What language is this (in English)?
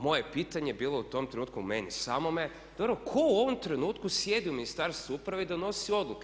Croatian